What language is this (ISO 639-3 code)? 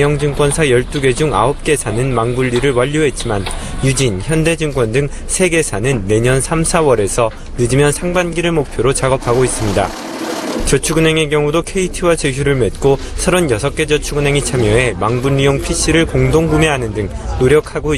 kor